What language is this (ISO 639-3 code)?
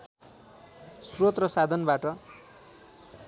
nep